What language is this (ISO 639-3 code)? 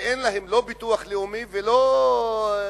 heb